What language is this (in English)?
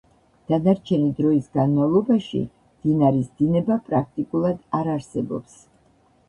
Georgian